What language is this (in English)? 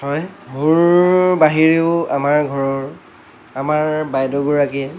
Assamese